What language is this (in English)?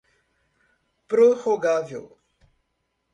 Portuguese